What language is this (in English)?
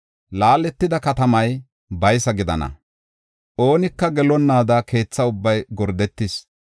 Gofa